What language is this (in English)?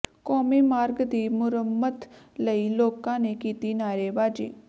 Punjabi